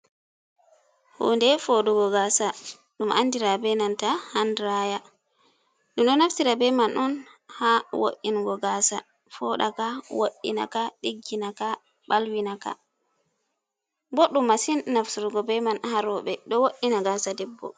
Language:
Fula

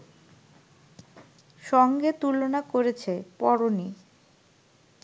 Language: Bangla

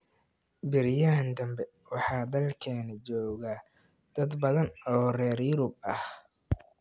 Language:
Somali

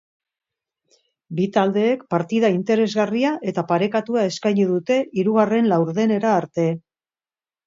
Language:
Basque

